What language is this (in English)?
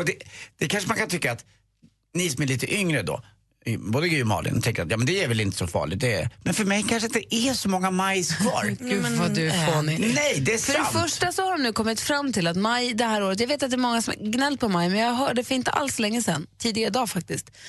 Swedish